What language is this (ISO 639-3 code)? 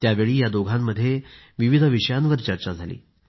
mar